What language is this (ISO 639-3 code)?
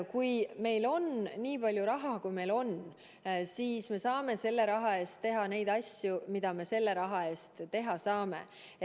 est